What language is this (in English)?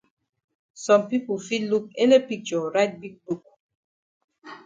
Cameroon Pidgin